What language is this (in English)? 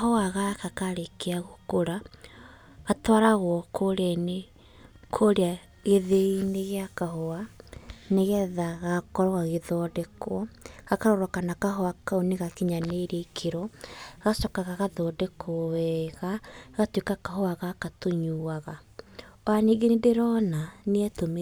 Kikuyu